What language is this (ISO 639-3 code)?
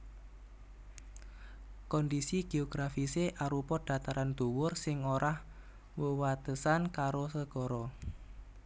jav